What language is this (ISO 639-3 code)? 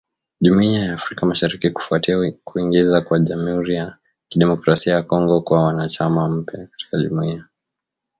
swa